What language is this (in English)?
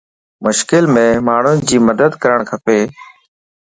Lasi